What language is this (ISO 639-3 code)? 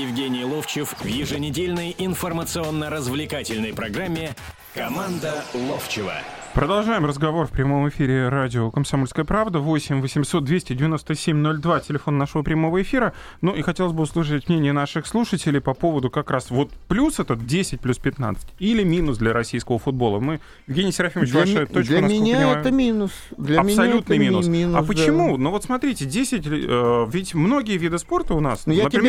rus